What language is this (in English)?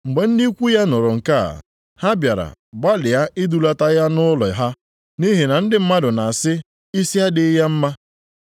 Igbo